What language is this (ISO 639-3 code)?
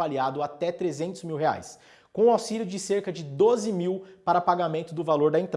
por